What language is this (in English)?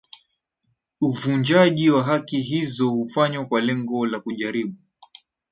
Swahili